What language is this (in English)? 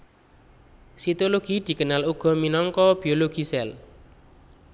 Javanese